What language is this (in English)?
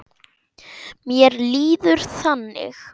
Icelandic